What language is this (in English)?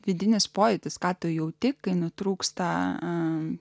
Lithuanian